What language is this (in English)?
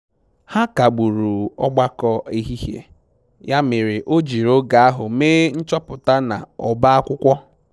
Igbo